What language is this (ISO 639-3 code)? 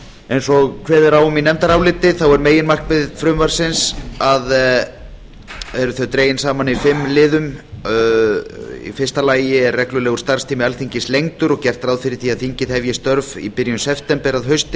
isl